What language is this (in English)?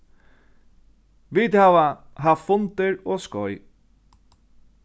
Faroese